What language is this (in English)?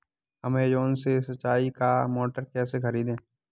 Hindi